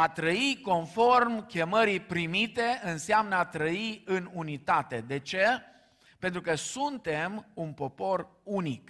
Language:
Romanian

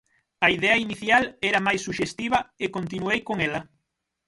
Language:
Galician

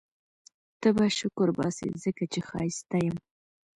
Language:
Pashto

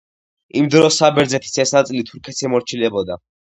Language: Georgian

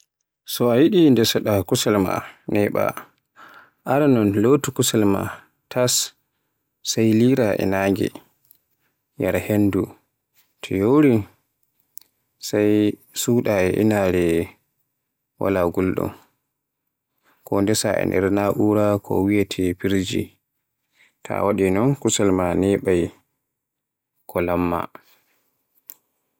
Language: Borgu Fulfulde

